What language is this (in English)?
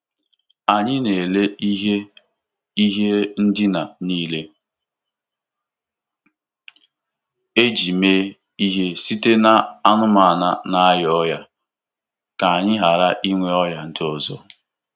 Igbo